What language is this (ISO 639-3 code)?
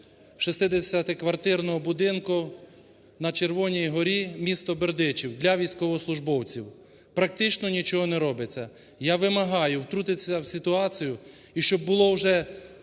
ukr